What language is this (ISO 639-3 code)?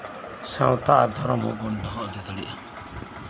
sat